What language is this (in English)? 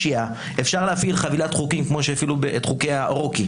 Hebrew